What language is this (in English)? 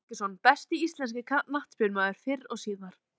Icelandic